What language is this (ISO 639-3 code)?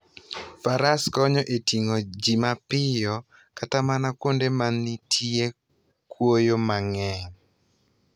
luo